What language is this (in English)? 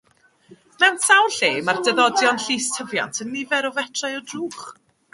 Welsh